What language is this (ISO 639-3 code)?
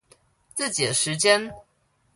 zho